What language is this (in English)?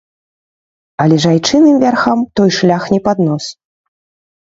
Belarusian